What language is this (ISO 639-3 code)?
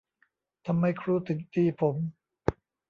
tha